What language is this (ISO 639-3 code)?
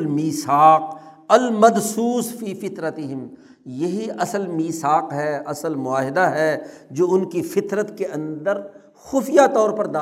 urd